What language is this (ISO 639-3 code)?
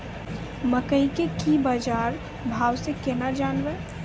mai